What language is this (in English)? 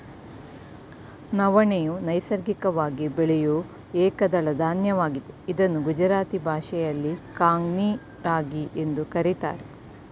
Kannada